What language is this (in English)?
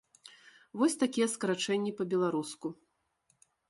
Belarusian